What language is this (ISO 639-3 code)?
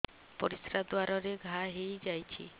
ori